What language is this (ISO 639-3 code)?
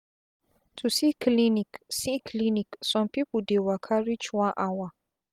pcm